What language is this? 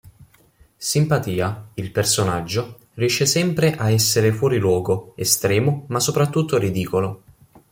Italian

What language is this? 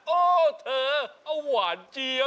Thai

